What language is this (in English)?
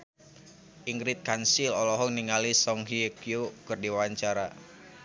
Sundanese